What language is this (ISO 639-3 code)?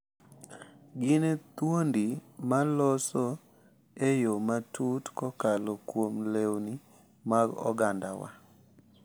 luo